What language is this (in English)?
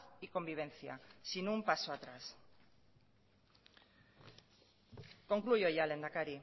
Spanish